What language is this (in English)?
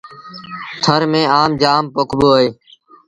Sindhi Bhil